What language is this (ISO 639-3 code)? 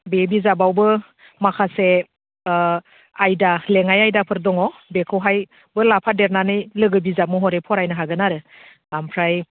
brx